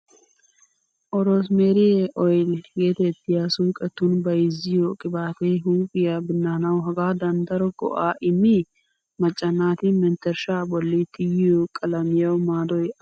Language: Wolaytta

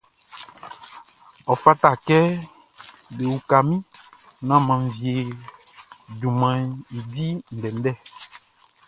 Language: Baoulé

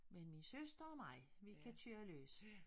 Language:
Danish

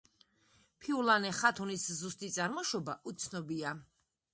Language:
Georgian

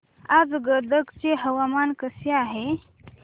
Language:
Marathi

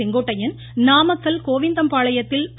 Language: Tamil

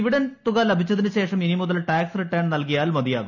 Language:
Malayalam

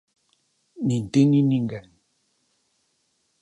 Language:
Galician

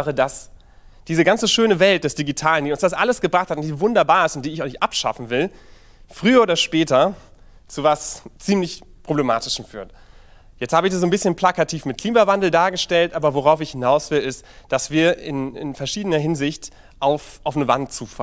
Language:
German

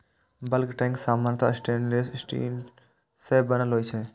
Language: Maithili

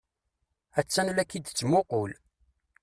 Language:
Kabyle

